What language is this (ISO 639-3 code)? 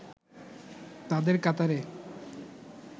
ben